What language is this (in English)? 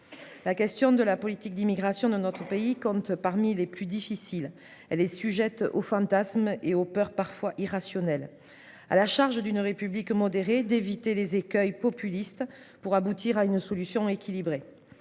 French